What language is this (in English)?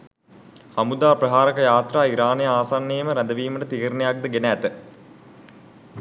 Sinhala